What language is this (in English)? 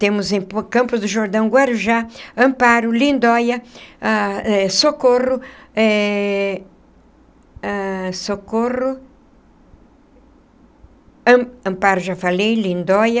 Portuguese